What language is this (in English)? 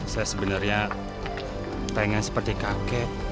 Indonesian